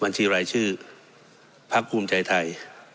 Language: Thai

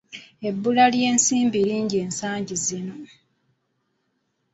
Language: Ganda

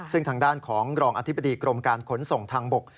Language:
Thai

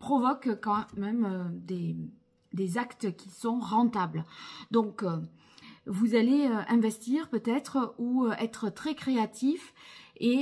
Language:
French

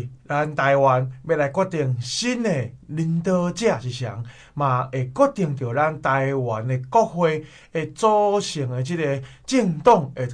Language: Chinese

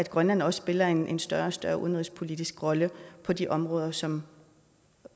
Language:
Danish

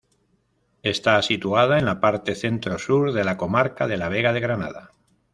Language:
Spanish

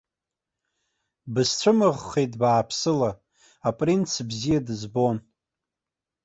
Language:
Abkhazian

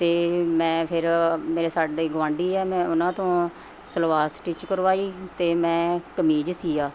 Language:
Punjabi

